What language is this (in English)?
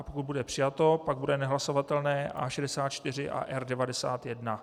Czech